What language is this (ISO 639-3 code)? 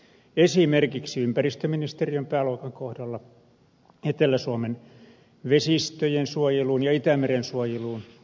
fin